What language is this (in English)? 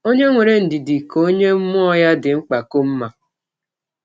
Igbo